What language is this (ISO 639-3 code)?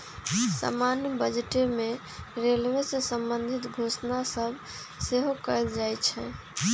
mag